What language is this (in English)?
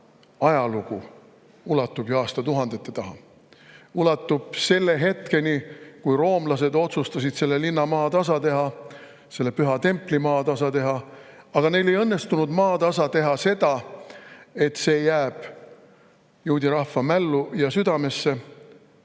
Estonian